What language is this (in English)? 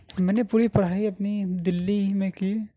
Urdu